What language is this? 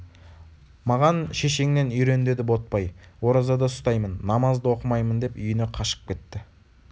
Kazakh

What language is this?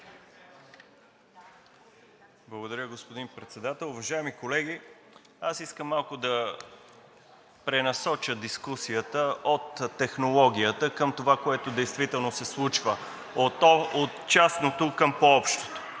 Bulgarian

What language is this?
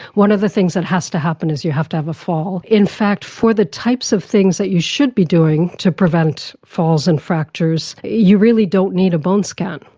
English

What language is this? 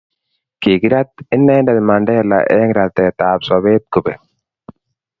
Kalenjin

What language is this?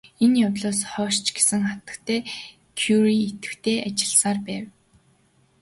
Mongolian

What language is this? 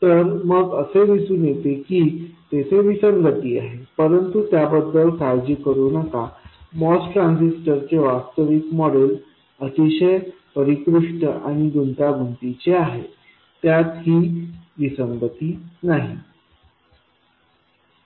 Marathi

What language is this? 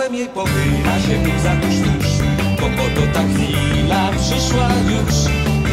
Ukrainian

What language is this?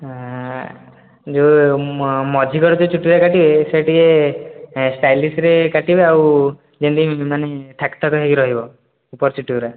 Odia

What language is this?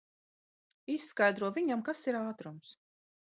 Latvian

